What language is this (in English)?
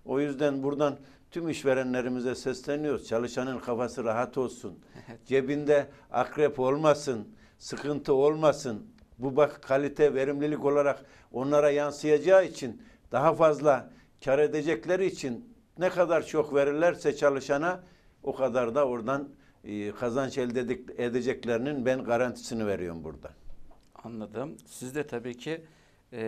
Turkish